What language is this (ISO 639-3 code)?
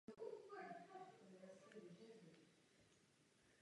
ces